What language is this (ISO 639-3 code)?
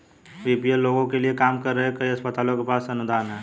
hin